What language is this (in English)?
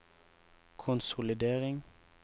Norwegian